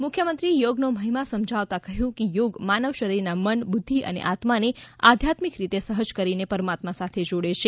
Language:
Gujarati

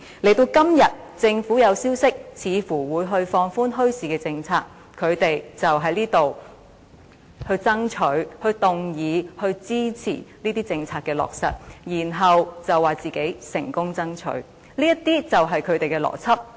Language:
Cantonese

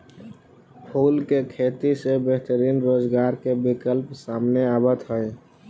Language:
Magahi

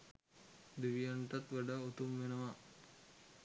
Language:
Sinhala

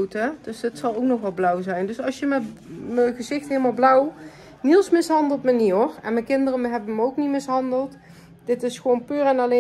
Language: Dutch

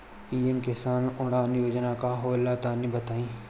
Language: Bhojpuri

